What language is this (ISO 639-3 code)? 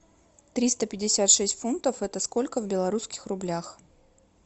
rus